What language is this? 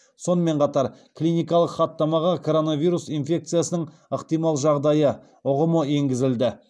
Kazakh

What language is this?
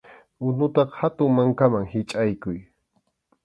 Arequipa-La Unión Quechua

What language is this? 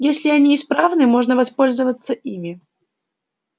Russian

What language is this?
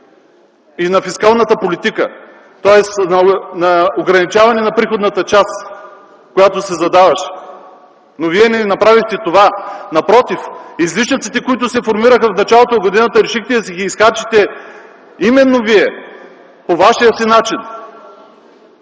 Bulgarian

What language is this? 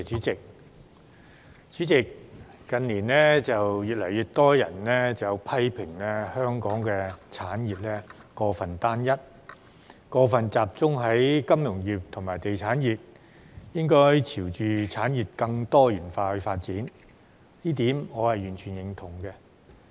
Cantonese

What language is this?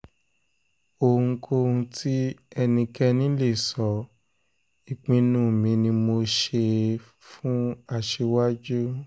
Yoruba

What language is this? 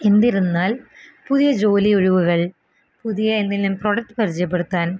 Malayalam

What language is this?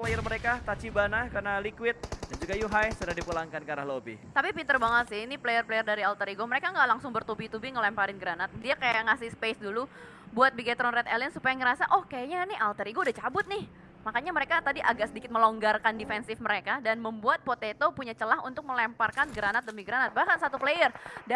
Indonesian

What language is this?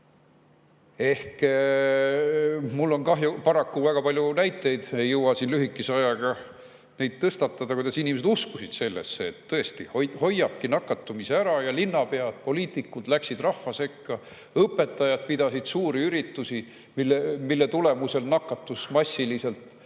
Estonian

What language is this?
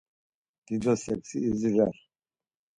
Laz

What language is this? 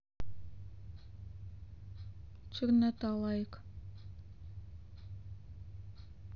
Russian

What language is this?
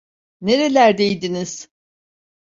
Turkish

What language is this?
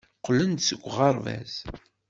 Kabyle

